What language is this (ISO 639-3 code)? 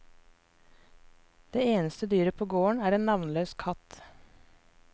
nor